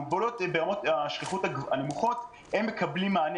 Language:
Hebrew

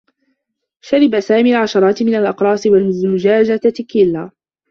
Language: Arabic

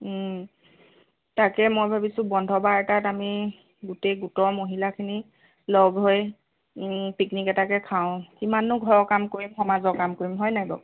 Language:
Assamese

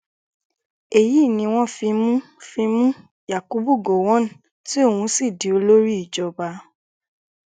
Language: Yoruba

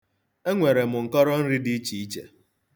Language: Igbo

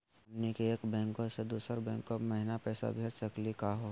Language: Magahi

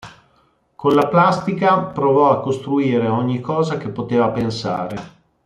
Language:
Italian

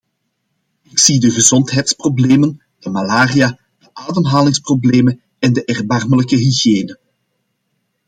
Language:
Dutch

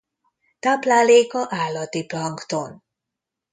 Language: Hungarian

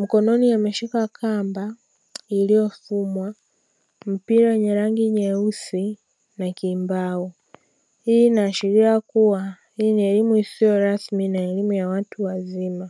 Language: Swahili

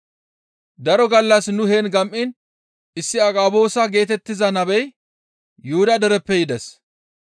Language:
Gamo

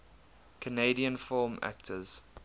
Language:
English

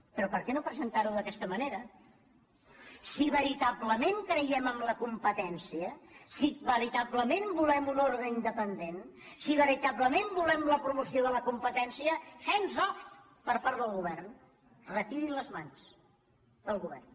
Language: Catalan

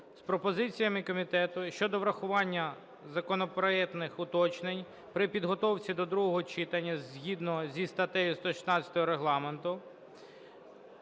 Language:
Ukrainian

